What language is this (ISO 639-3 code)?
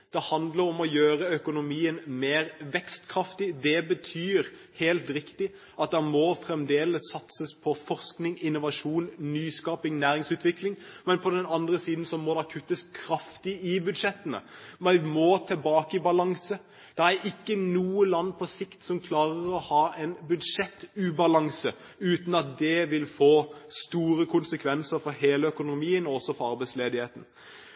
nob